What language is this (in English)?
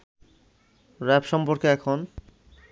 Bangla